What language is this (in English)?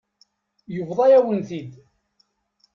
Kabyle